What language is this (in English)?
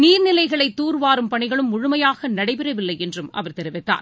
Tamil